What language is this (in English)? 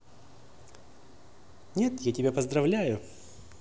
Russian